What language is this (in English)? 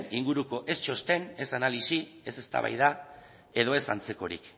Basque